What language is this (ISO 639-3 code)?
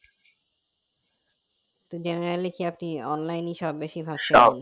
ben